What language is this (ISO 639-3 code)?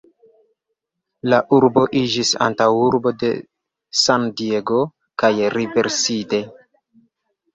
epo